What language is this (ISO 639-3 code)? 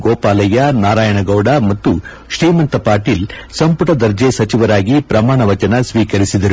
kan